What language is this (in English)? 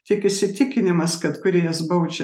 Lithuanian